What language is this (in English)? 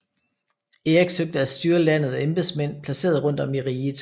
Danish